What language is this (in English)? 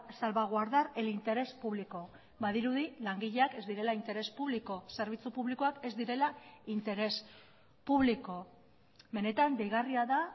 Basque